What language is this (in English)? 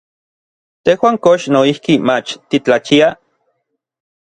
Orizaba Nahuatl